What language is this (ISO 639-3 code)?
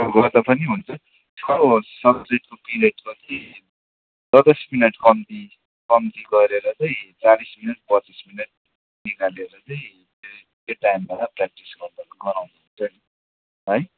nep